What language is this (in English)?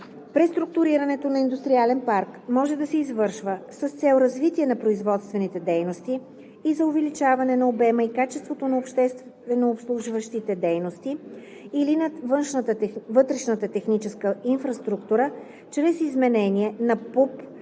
Bulgarian